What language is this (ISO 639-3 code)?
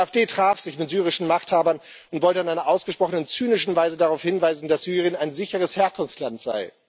deu